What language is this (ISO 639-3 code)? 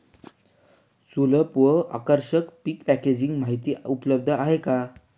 mar